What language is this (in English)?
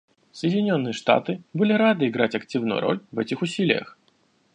Russian